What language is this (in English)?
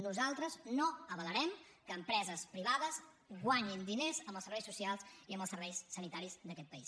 Catalan